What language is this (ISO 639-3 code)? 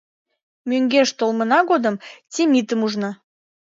chm